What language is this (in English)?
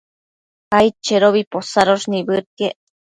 Matsés